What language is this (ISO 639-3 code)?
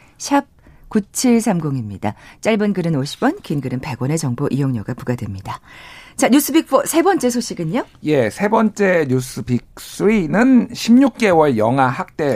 kor